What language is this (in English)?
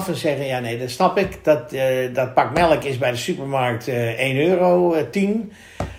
Dutch